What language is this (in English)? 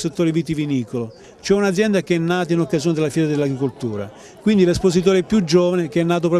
Italian